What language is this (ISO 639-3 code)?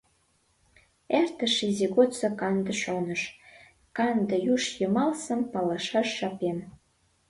chm